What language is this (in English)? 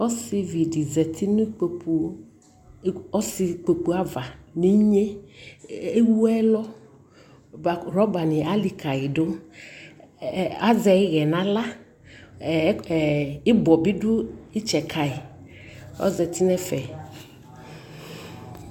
Ikposo